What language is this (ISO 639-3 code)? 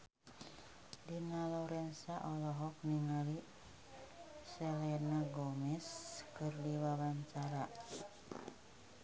sun